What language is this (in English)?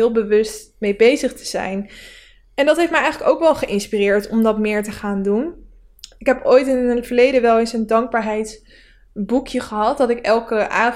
Dutch